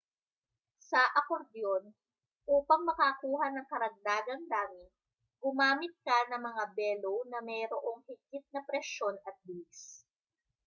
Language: Filipino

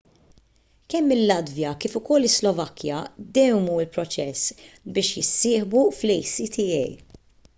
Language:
Maltese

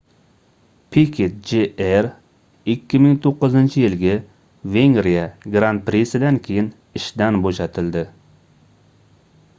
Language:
Uzbek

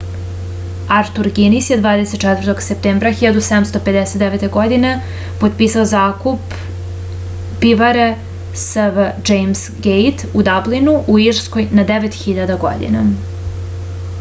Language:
Serbian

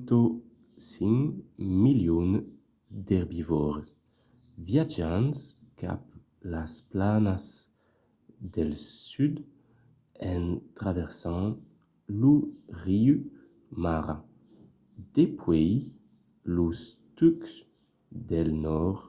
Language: Occitan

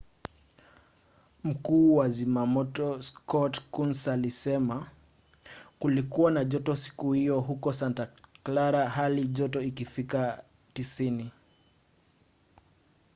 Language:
Swahili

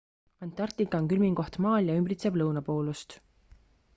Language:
Estonian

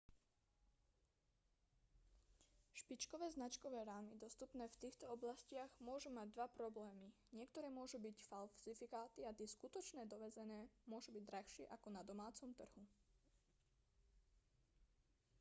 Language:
Slovak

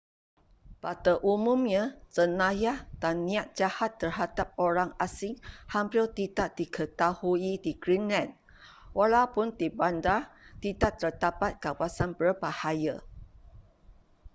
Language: Malay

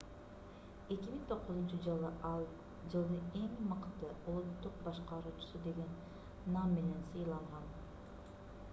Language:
Kyrgyz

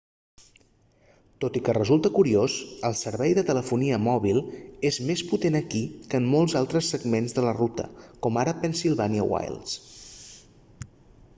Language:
Catalan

